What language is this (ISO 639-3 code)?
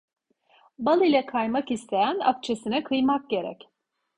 tur